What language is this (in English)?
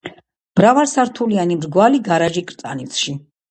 Georgian